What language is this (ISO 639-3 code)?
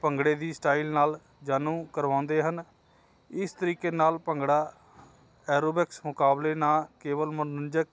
pan